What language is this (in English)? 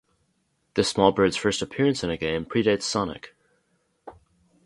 English